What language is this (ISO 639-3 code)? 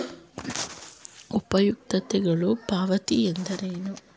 kan